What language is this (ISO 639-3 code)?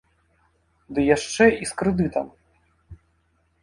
bel